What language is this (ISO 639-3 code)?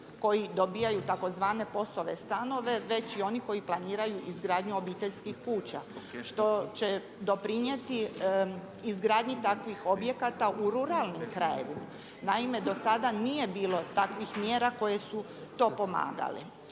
hrv